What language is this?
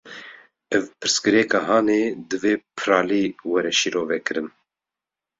Kurdish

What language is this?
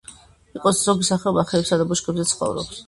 Georgian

